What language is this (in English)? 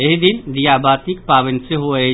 Maithili